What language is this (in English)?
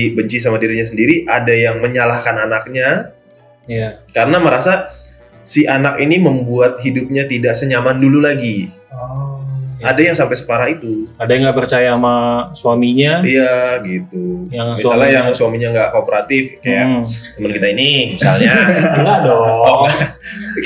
Indonesian